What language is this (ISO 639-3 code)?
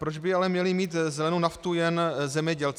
ces